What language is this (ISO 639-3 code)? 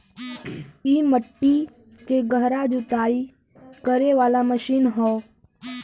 bho